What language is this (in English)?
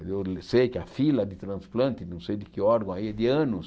Portuguese